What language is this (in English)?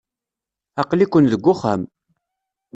Kabyle